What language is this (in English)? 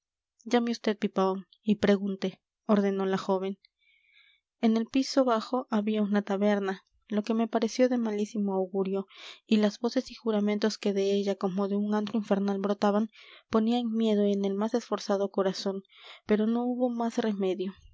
Spanish